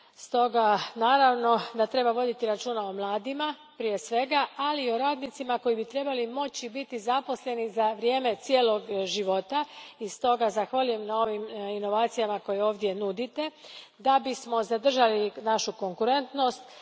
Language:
Croatian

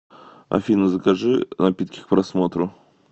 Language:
Russian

